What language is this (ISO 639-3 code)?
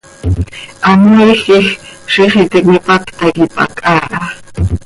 sei